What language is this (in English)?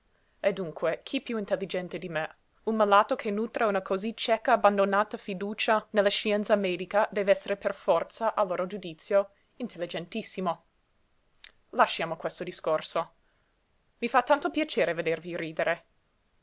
Italian